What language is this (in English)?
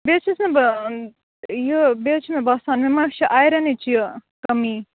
Kashmiri